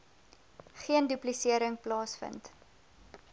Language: Afrikaans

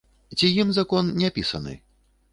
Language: Belarusian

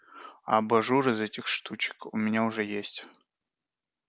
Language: Russian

